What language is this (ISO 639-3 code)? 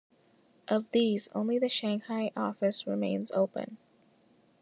eng